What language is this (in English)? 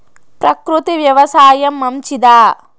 Telugu